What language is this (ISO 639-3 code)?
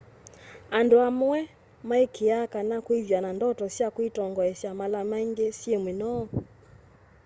kam